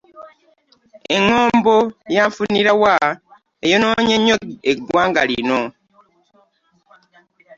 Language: Ganda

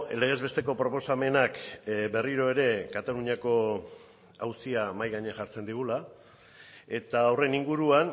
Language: Basque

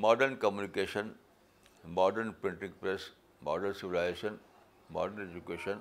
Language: Urdu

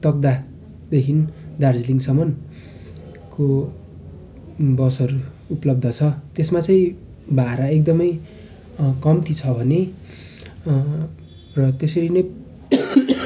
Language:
Nepali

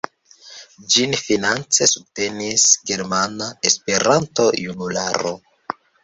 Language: Esperanto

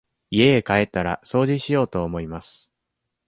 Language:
Japanese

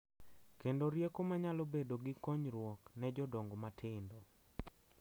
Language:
Luo (Kenya and Tanzania)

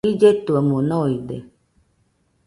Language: Nüpode Huitoto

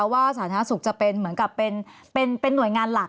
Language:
Thai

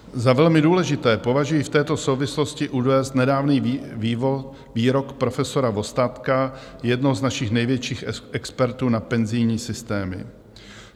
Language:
Czech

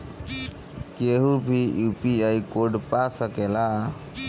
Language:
Bhojpuri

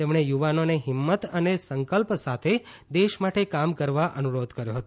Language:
Gujarati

